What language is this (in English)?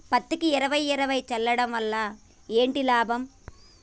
Telugu